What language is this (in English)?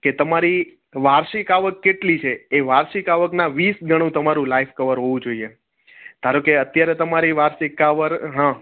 Gujarati